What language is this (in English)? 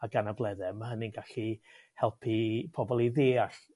Welsh